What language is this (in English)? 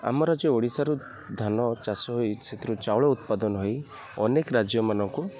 Odia